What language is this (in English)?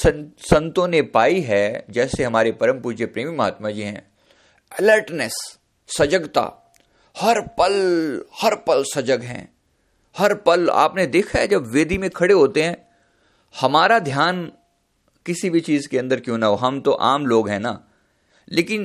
Hindi